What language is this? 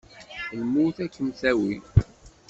Kabyle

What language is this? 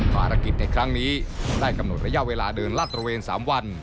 Thai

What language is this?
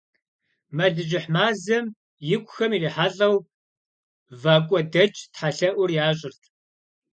Kabardian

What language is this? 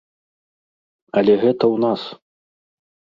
Belarusian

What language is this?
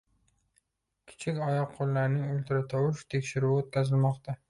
Uzbek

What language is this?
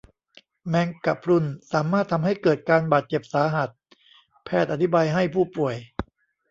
Thai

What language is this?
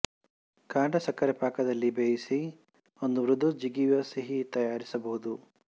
Kannada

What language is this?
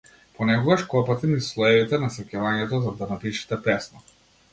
Macedonian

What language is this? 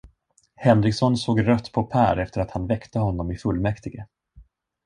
Swedish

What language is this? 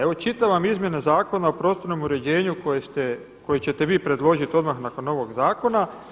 Croatian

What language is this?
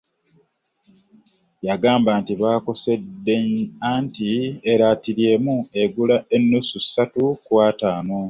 Ganda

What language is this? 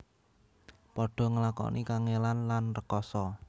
Javanese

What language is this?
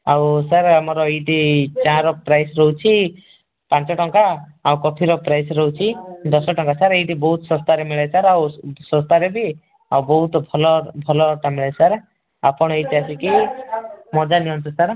Odia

